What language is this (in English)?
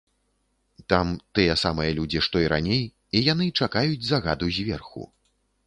Belarusian